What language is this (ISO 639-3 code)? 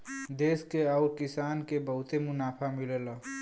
bho